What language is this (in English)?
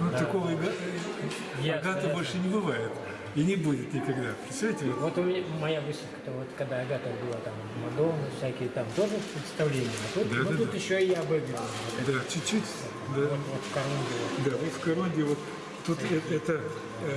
Russian